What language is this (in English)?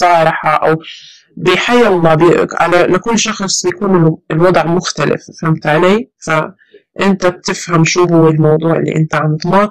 Arabic